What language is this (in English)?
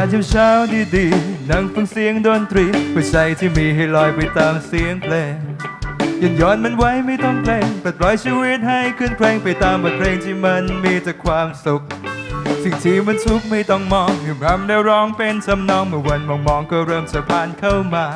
Thai